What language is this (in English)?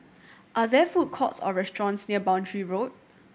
English